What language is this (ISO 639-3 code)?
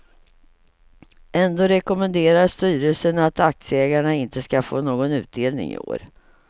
swe